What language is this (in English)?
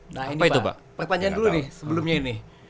Indonesian